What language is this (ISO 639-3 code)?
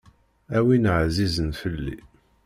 kab